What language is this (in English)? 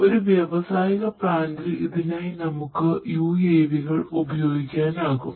Malayalam